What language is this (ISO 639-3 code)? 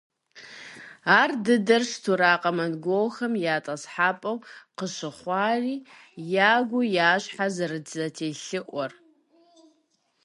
kbd